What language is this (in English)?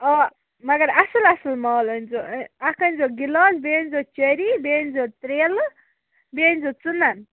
Kashmiri